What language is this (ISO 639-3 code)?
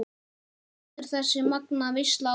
isl